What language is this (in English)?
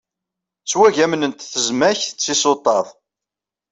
Kabyle